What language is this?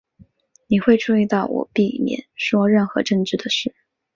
Chinese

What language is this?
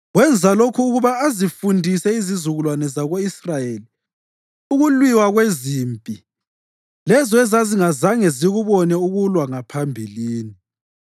North Ndebele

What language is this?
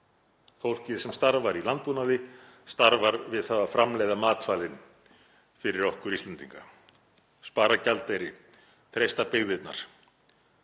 Icelandic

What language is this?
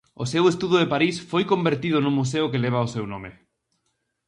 Galician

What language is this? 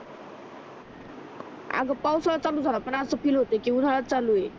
Marathi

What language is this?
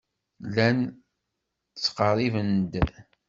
Kabyle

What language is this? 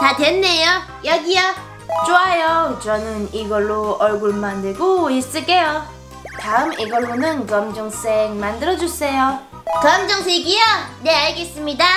Korean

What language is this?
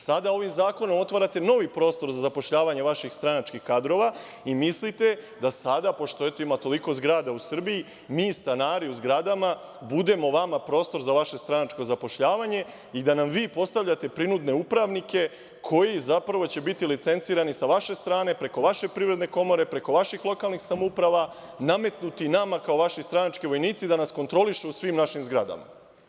Serbian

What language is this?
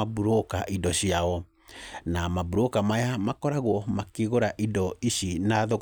Kikuyu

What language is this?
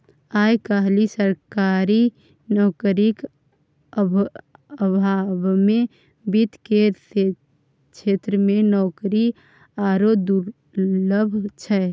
Maithili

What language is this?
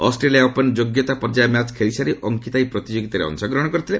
Odia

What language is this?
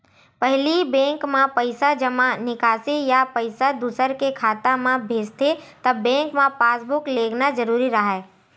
Chhattisgarhi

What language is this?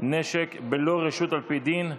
Hebrew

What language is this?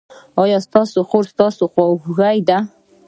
Pashto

